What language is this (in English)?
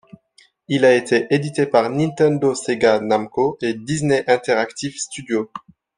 French